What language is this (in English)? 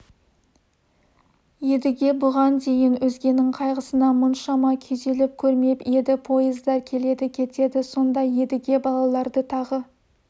Kazakh